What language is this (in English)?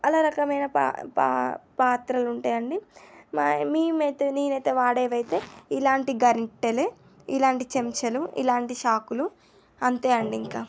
Telugu